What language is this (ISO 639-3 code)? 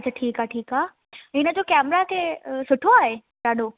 snd